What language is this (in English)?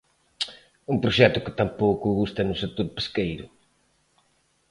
Galician